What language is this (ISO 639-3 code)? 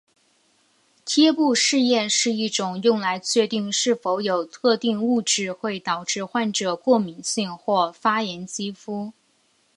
zho